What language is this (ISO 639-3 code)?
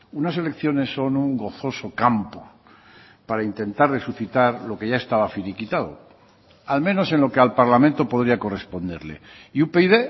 spa